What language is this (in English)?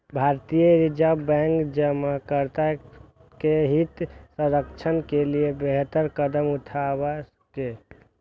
Maithili